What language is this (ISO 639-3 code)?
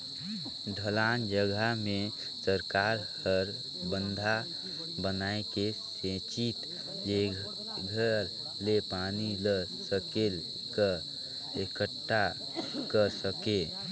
hne